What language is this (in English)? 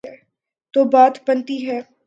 Urdu